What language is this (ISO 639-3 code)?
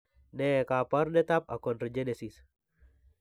kln